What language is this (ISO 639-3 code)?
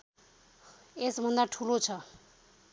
nep